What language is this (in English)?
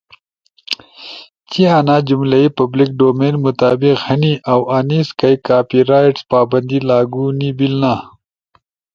Ushojo